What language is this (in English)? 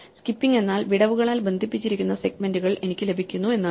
Malayalam